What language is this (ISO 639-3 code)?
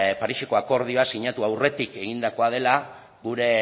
eus